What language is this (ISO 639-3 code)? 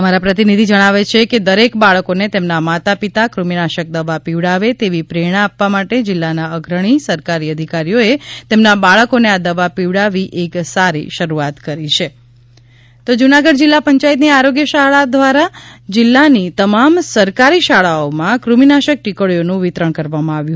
guj